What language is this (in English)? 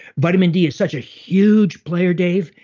English